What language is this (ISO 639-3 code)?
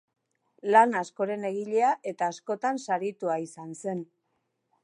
eus